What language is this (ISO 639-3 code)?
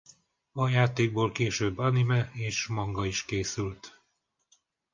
hun